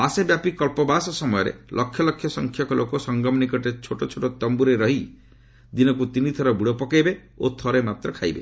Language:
Odia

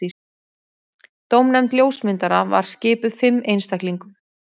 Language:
Icelandic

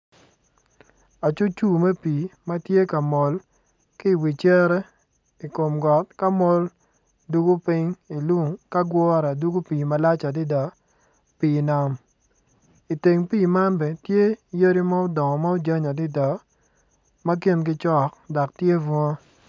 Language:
Acoli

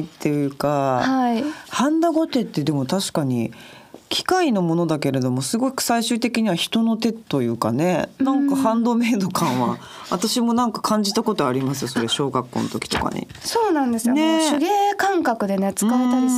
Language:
Japanese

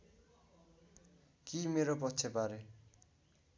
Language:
Nepali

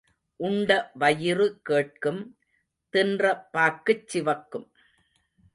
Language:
Tamil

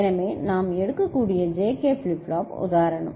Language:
Tamil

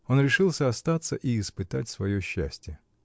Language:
Russian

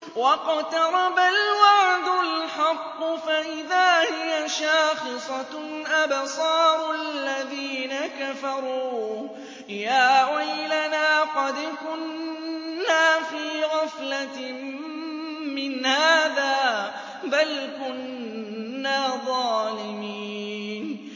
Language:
Arabic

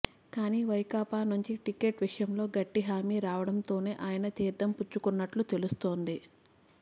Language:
Telugu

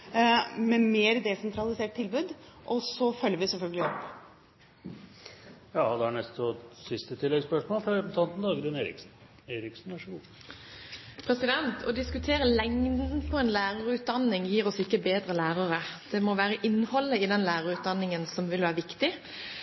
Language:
Norwegian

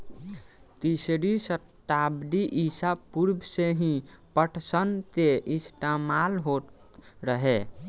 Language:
Bhojpuri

